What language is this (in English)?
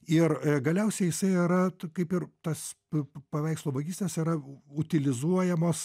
Lithuanian